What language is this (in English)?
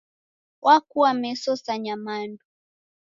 Taita